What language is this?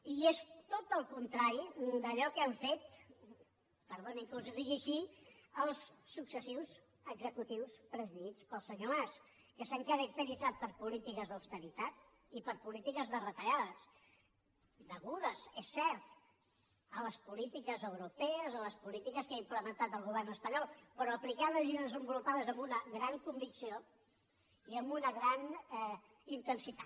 Catalan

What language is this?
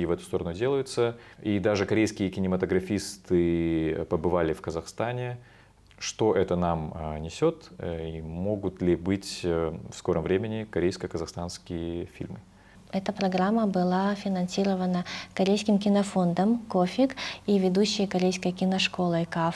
Russian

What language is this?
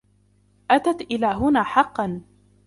Arabic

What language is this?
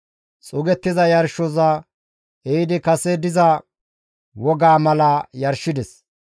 Gamo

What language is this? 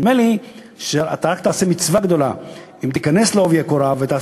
Hebrew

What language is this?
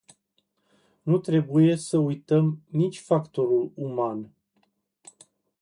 Romanian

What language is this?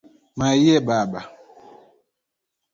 Luo (Kenya and Tanzania)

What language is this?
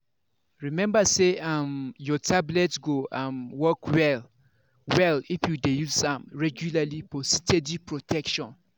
Nigerian Pidgin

